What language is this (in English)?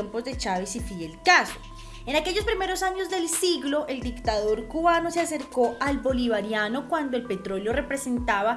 Spanish